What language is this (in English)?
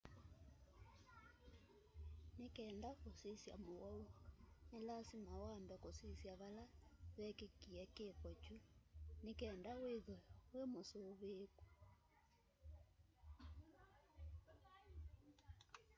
Kamba